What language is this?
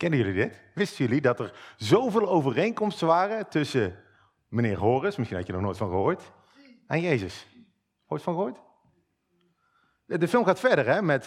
Dutch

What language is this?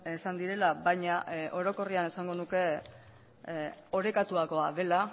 Basque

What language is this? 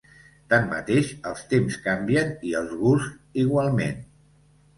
Catalan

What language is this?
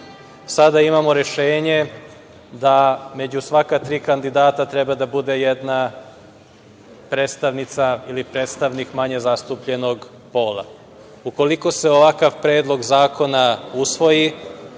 Serbian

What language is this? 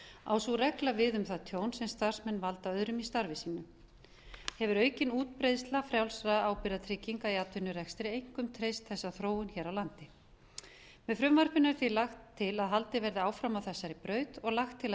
Icelandic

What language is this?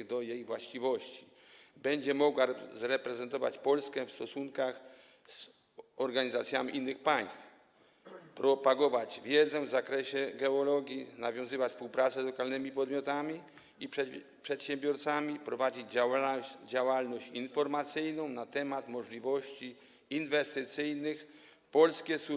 Polish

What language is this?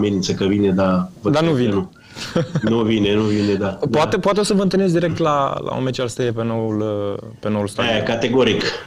Romanian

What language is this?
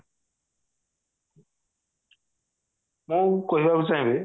Odia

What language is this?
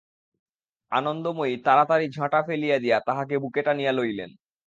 Bangla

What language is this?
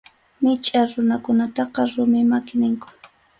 Arequipa-La Unión Quechua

